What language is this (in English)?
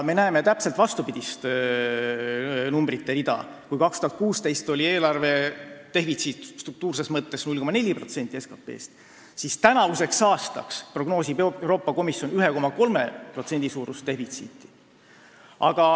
Estonian